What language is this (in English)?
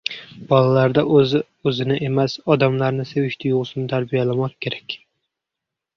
Uzbek